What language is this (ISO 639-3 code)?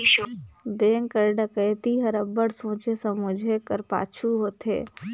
hne